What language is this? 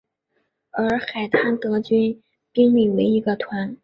Chinese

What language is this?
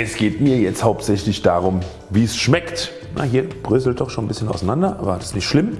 German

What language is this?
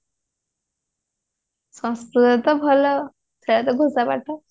Odia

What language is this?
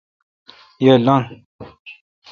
Kalkoti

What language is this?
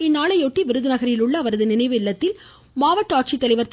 Tamil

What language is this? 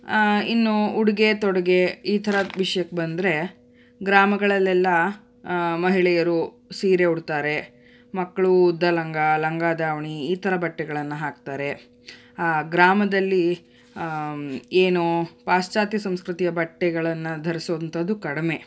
Kannada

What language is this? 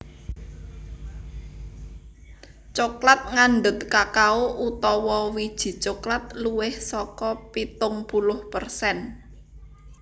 Javanese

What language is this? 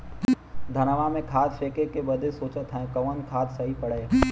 Bhojpuri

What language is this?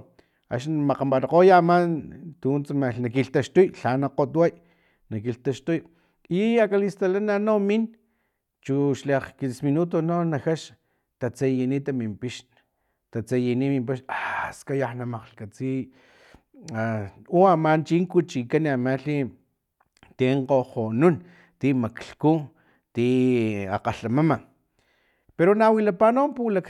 Filomena Mata-Coahuitlán Totonac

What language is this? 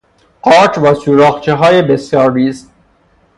Persian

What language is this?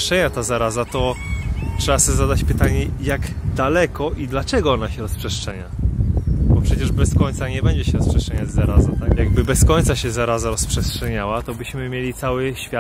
Polish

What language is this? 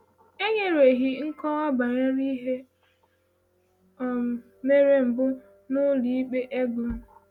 Igbo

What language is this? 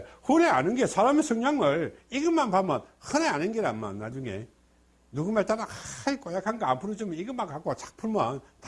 Korean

